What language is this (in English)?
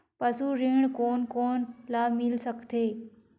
Chhattisgarhi